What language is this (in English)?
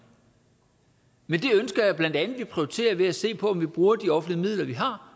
Danish